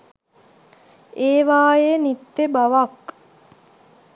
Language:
Sinhala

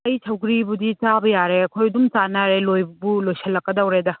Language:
Manipuri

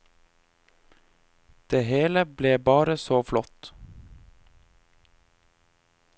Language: Norwegian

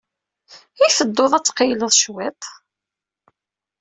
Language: Kabyle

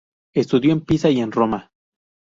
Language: Spanish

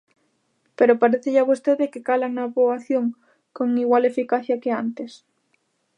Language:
Galician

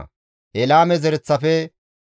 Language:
Gamo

